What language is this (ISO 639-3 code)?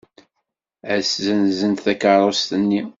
kab